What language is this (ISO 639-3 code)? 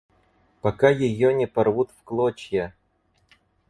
rus